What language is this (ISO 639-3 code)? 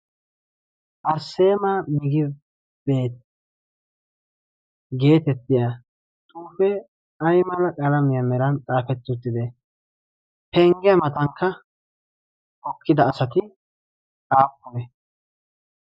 wal